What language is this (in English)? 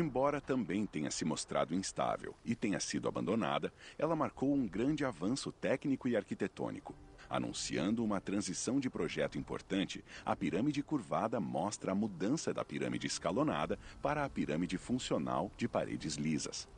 Portuguese